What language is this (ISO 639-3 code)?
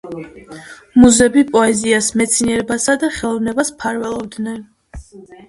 kat